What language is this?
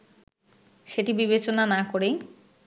Bangla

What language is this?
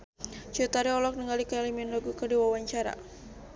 Sundanese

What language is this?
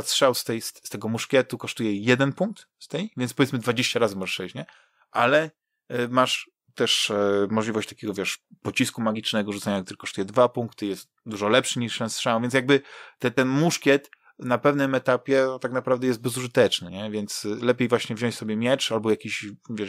Polish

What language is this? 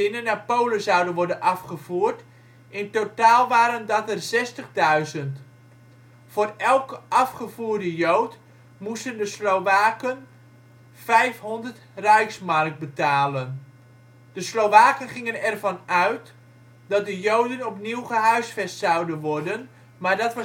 Dutch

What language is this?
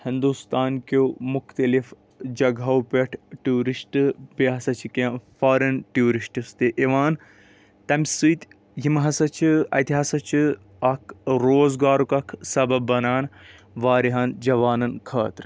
Kashmiri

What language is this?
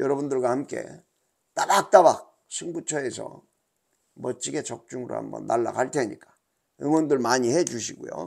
Korean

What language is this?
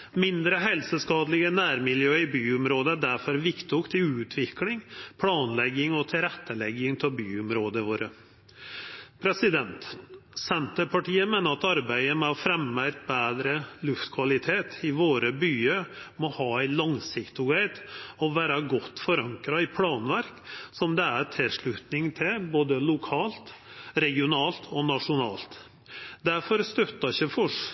Norwegian Nynorsk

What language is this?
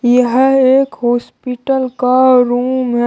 Hindi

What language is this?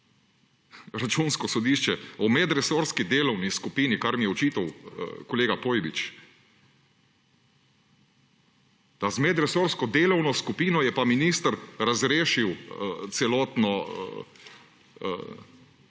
Slovenian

